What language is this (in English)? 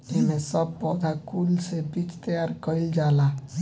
Bhojpuri